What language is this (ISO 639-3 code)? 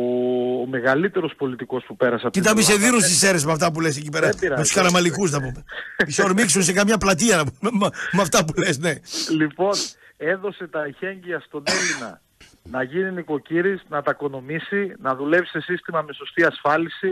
ell